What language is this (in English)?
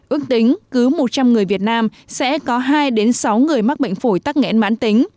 Vietnamese